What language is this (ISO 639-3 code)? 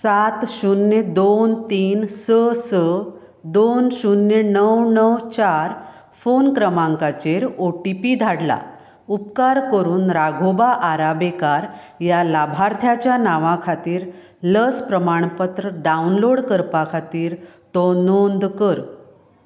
kok